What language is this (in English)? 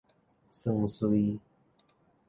Min Nan Chinese